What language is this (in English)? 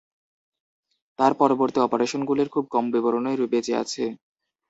Bangla